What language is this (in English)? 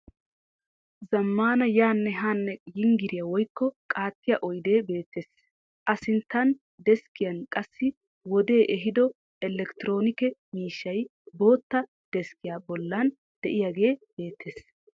Wolaytta